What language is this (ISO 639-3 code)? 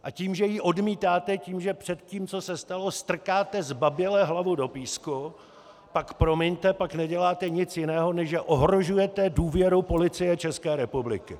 ces